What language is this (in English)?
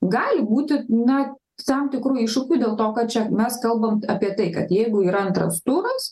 Lithuanian